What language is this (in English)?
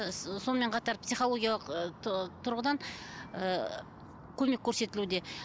Kazakh